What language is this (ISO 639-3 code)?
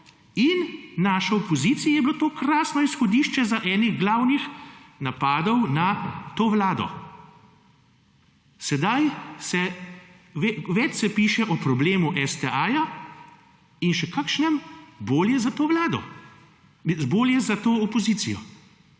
slv